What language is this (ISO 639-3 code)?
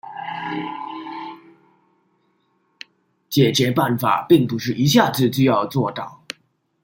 zho